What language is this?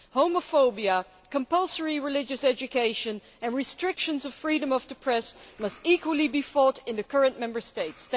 English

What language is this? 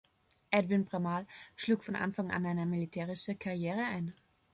German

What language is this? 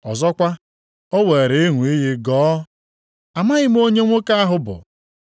Igbo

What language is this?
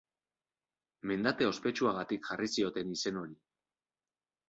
Basque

